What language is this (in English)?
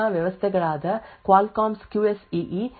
Kannada